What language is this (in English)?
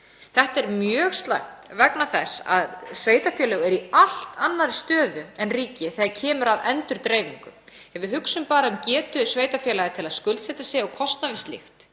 Icelandic